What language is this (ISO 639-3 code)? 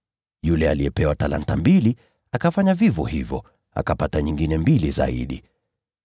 swa